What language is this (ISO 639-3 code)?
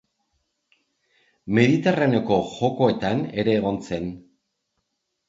eus